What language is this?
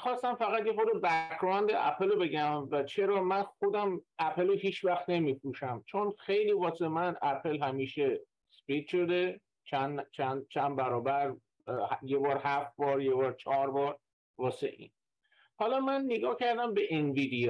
Persian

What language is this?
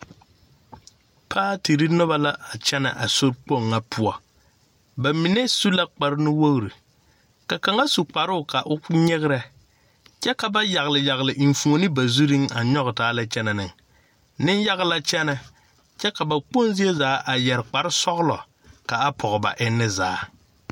Southern Dagaare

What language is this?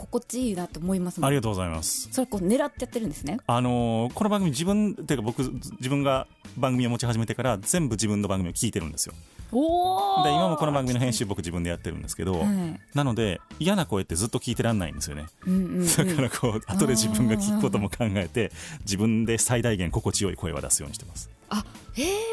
Japanese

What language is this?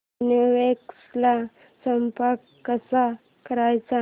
Marathi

